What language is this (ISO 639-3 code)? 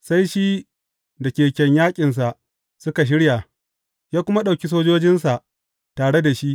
hau